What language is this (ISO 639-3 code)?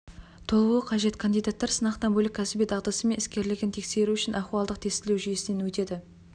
kaz